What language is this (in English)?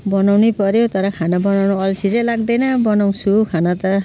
Nepali